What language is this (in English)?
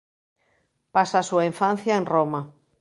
Galician